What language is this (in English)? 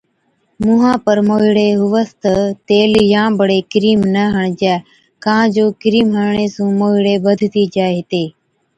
Od